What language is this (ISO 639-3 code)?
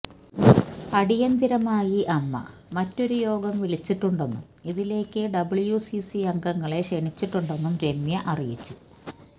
mal